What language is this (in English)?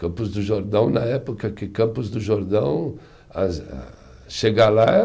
Portuguese